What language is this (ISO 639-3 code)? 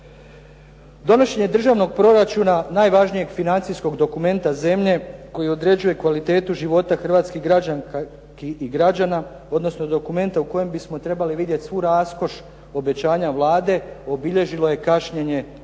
hrv